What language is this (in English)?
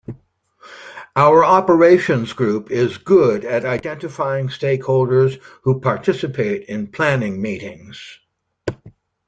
English